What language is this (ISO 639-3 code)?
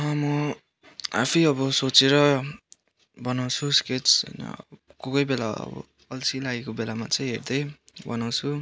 nep